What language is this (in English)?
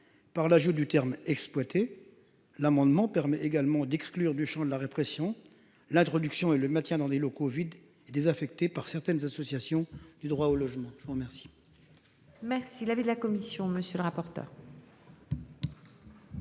French